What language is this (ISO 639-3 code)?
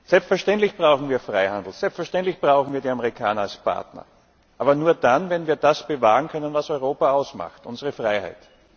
deu